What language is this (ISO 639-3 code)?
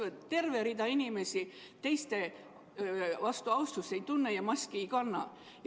est